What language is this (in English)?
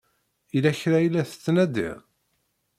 Kabyle